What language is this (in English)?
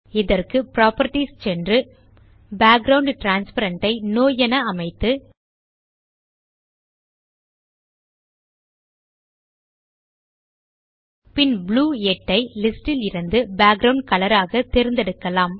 Tamil